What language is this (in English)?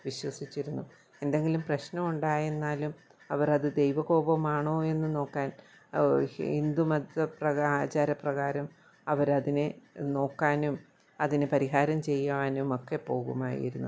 Malayalam